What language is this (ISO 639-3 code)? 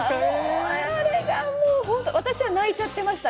jpn